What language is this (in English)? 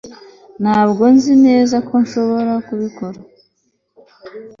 Kinyarwanda